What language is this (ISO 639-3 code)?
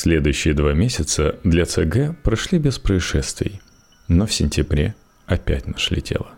rus